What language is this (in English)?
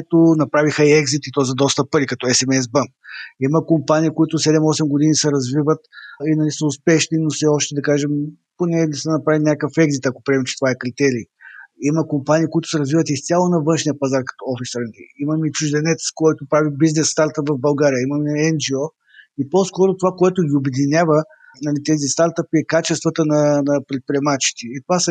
Bulgarian